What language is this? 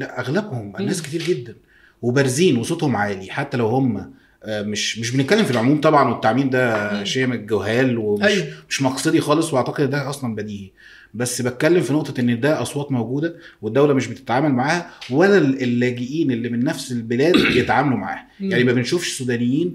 Arabic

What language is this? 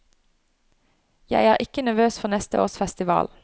Norwegian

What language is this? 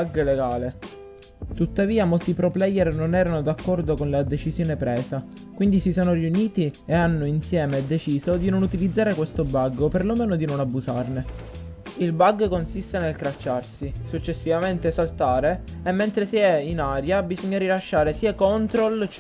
Italian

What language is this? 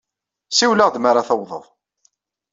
Kabyle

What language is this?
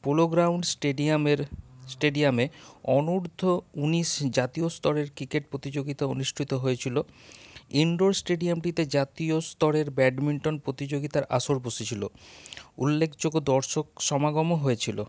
Bangla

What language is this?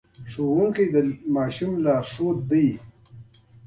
Pashto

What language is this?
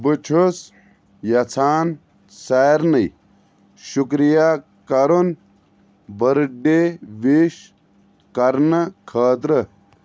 Kashmiri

